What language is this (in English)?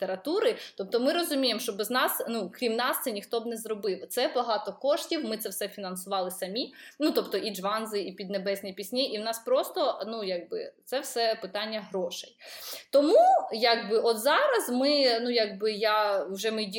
Ukrainian